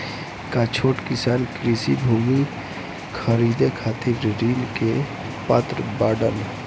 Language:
Bhojpuri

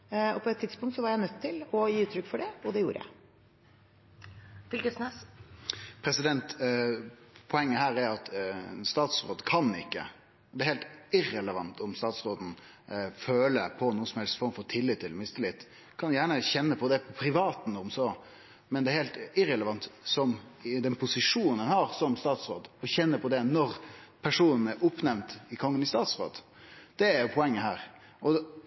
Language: Norwegian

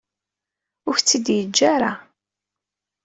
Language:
Kabyle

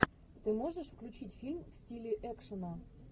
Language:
Russian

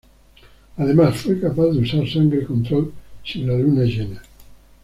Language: Spanish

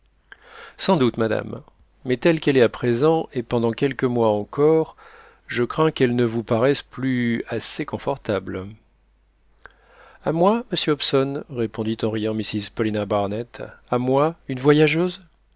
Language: French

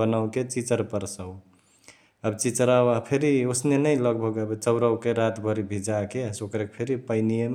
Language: Chitwania Tharu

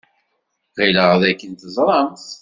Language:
Kabyle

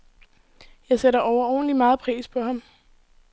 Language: Danish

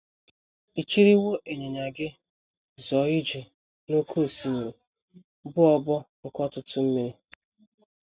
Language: Igbo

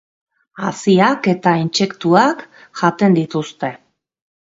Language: Basque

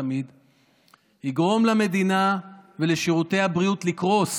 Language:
Hebrew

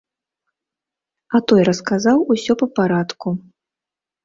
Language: Belarusian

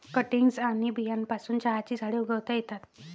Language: Marathi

